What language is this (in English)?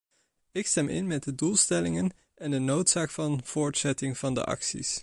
Dutch